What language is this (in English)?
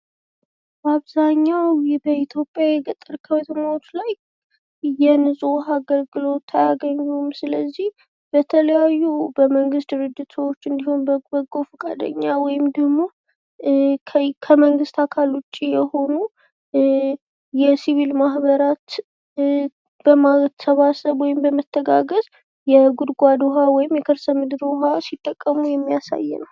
Amharic